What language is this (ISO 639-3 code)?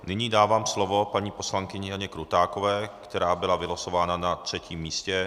ces